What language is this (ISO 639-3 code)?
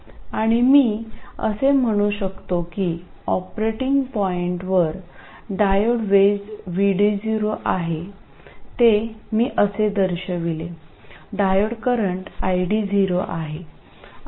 mar